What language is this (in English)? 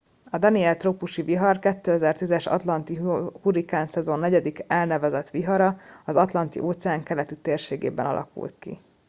Hungarian